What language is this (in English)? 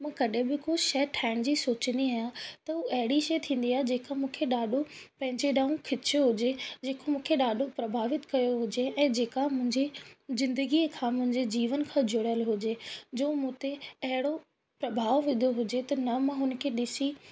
Sindhi